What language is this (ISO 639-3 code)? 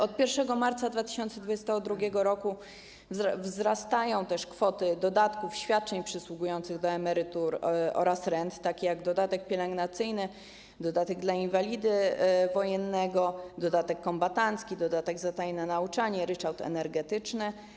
pol